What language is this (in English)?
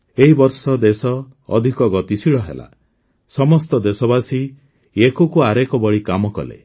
Odia